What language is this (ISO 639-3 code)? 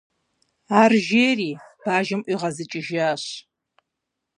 kbd